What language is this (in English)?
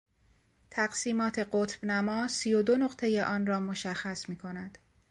Persian